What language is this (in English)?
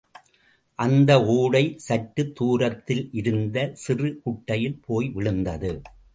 Tamil